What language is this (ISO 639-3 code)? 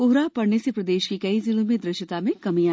hin